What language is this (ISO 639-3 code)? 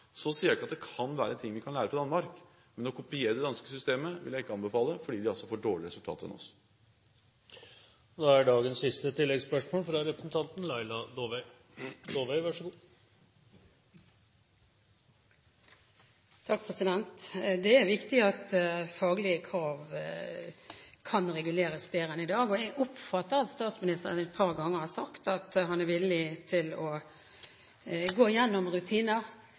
nor